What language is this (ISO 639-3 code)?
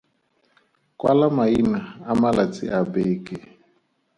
tsn